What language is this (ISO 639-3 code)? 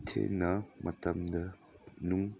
mni